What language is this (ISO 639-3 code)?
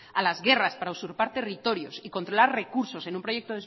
spa